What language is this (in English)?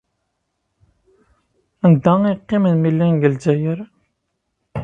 Kabyle